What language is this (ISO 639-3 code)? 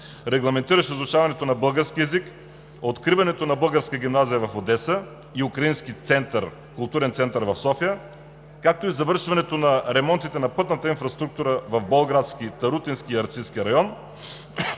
bul